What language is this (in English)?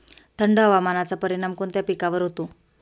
Marathi